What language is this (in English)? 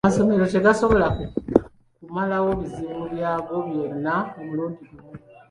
Ganda